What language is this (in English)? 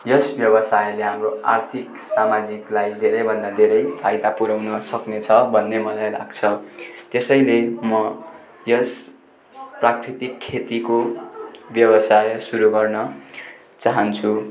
Nepali